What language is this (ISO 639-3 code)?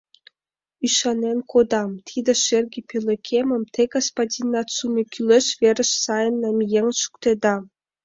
chm